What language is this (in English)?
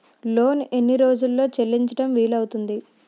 Telugu